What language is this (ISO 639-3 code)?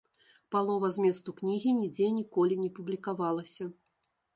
bel